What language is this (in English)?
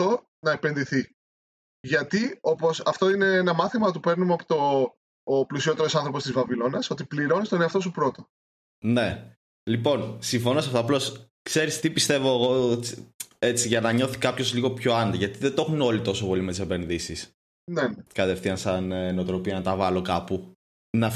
Greek